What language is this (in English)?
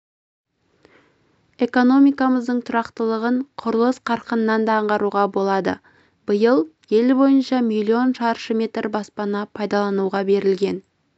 Kazakh